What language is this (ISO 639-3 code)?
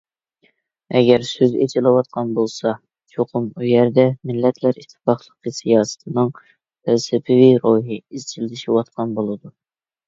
uig